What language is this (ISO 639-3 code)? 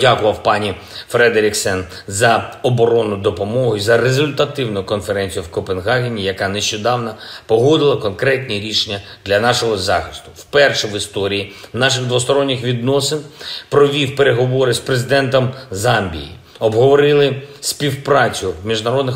ukr